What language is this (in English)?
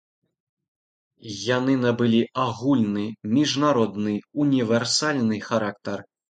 Belarusian